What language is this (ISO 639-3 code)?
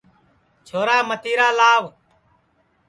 ssi